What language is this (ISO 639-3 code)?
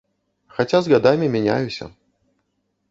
bel